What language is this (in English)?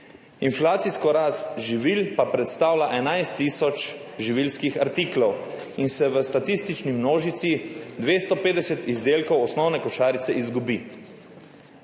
Slovenian